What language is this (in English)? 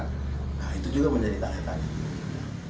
Indonesian